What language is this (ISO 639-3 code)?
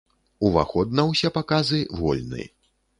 bel